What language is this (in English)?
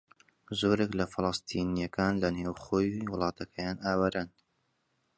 Central Kurdish